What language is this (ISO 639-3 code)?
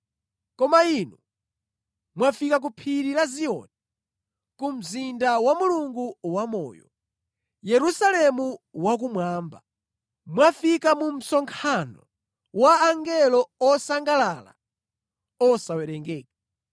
nya